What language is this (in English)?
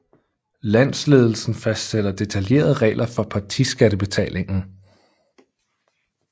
Danish